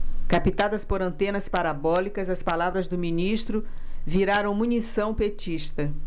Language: Portuguese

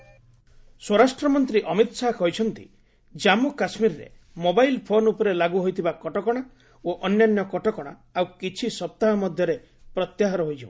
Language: Odia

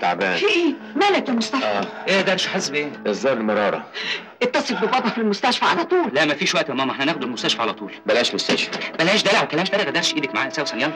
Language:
Arabic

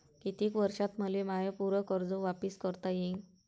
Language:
Marathi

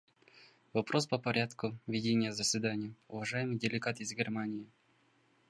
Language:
Russian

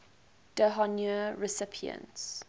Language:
English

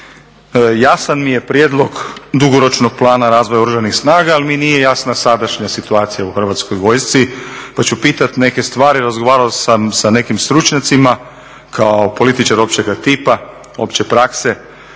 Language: Croatian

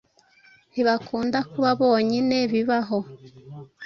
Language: Kinyarwanda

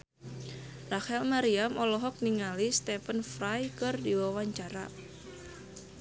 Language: Sundanese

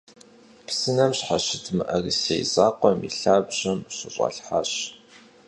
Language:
Kabardian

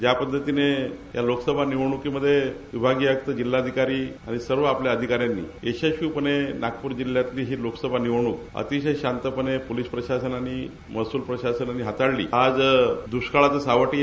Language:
Marathi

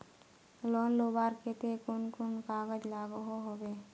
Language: Magahi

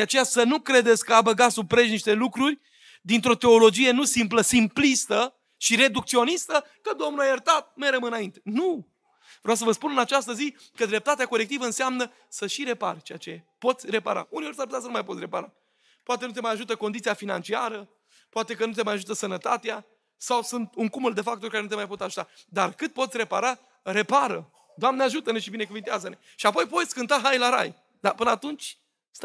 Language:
Romanian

